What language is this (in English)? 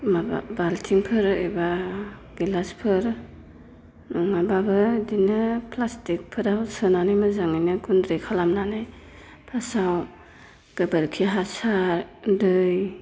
Bodo